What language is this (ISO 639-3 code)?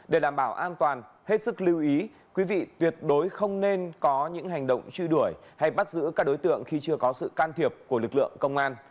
vie